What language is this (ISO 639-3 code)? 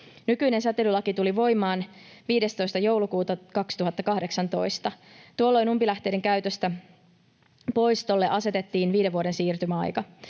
fin